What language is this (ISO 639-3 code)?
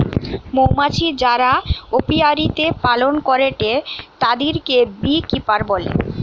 ben